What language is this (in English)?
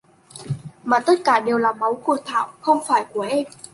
Vietnamese